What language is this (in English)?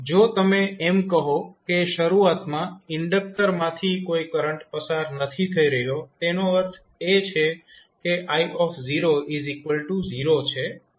Gujarati